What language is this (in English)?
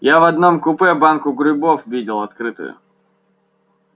Russian